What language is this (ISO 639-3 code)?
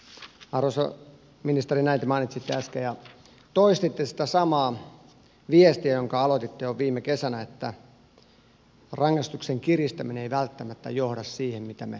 fin